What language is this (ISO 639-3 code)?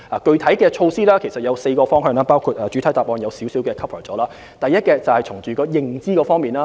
yue